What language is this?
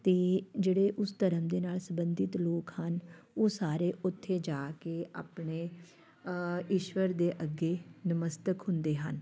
Punjabi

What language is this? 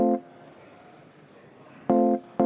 Estonian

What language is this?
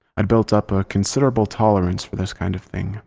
English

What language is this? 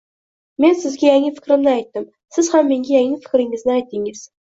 Uzbek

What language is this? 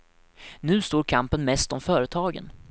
Swedish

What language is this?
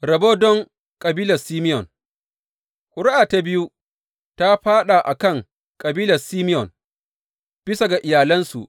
Hausa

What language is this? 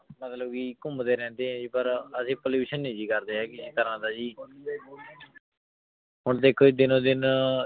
Punjabi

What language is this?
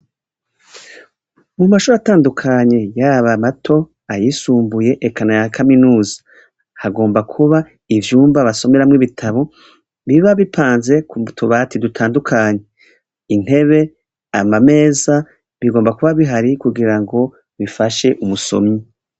Rundi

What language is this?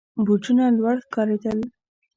Pashto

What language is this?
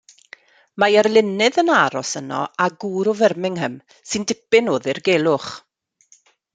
Welsh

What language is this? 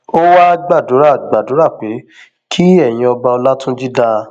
Yoruba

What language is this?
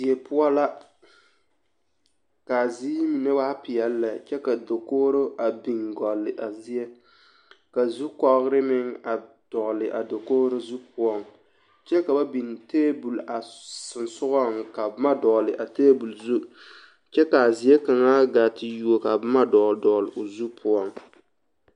Southern Dagaare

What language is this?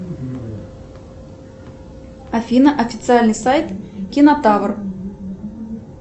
Russian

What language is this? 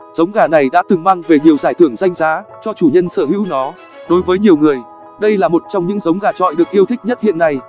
Vietnamese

